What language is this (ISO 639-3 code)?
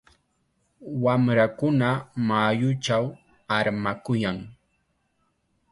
qxa